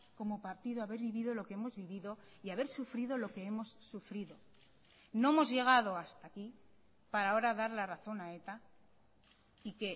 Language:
Spanish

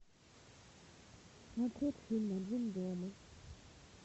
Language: Russian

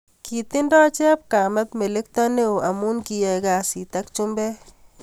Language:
Kalenjin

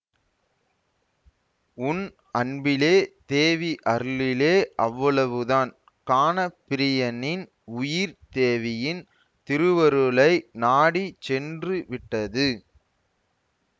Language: Tamil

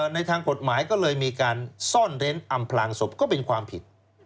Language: Thai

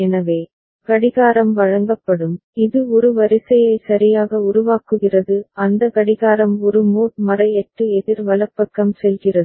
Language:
Tamil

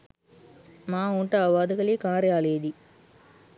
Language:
Sinhala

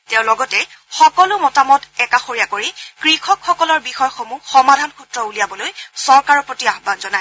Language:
Assamese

